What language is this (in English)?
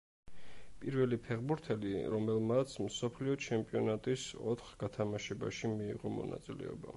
Georgian